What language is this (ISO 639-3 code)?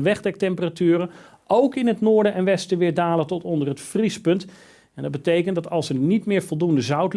nld